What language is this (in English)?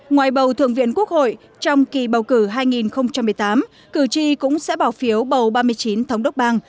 Vietnamese